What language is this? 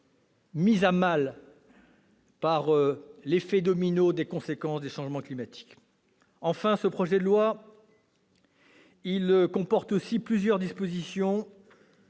French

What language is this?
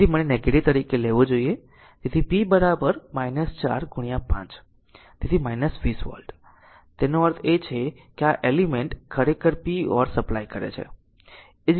Gujarati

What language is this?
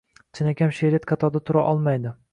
Uzbek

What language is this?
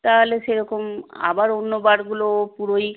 Bangla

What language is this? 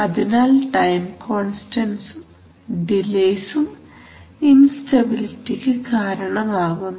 Malayalam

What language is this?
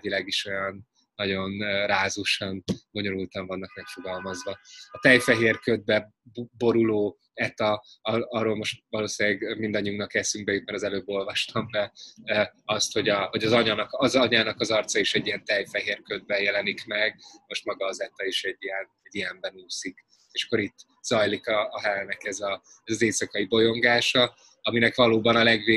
Hungarian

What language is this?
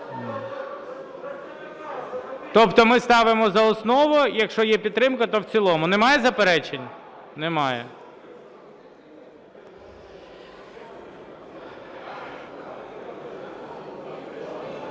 Ukrainian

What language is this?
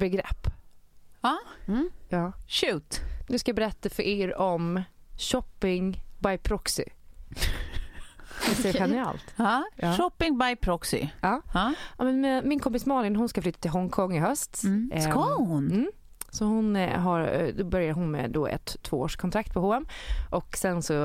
Swedish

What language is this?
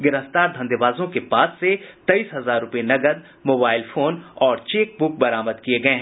Hindi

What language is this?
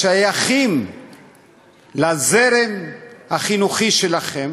Hebrew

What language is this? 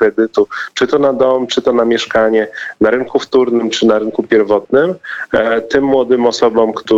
Polish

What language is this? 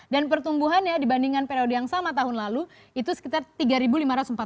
Indonesian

